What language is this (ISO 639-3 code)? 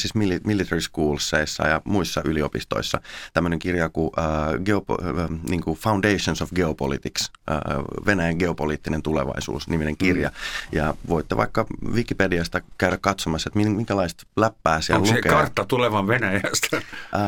fin